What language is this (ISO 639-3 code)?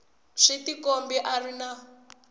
tso